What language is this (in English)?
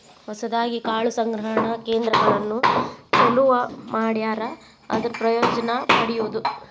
Kannada